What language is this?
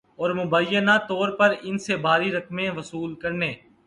Urdu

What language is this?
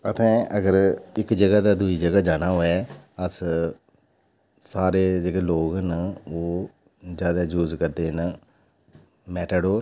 Dogri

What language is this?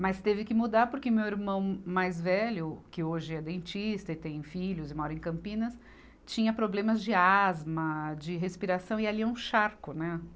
Portuguese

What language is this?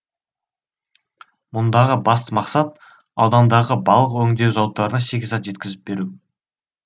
Kazakh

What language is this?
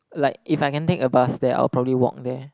English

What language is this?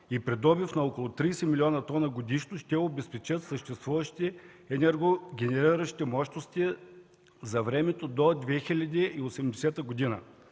Bulgarian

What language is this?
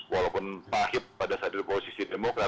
Indonesian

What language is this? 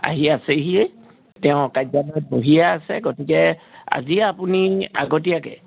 Assamese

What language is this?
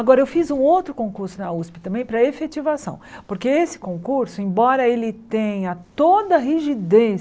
Portuguese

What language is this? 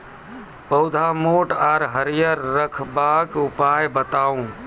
Maithili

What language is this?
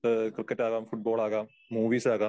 Malayalam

